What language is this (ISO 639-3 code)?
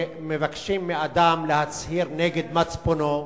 heb